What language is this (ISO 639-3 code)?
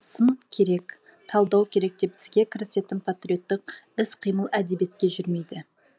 kaz